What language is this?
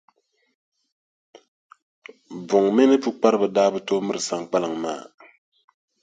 Dagbani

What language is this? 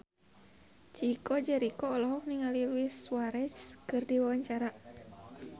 Sundanese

